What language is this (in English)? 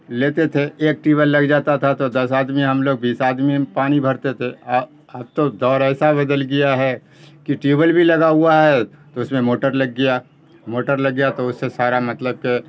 Urdu